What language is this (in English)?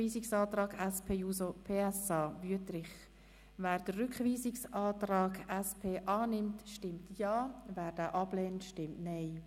Swiss German